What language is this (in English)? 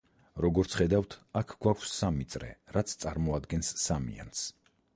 Georgian